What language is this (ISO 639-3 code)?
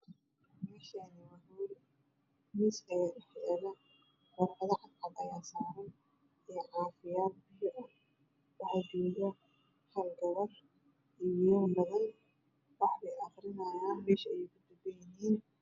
som